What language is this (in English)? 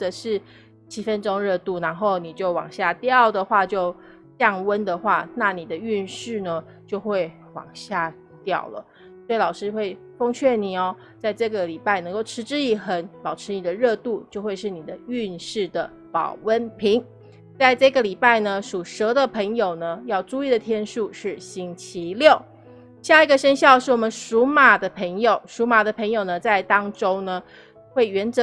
Chinese